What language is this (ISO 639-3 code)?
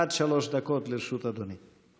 heb